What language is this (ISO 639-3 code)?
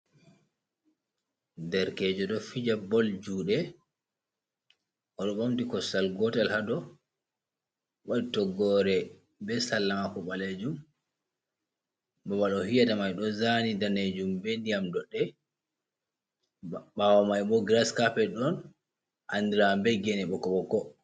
ful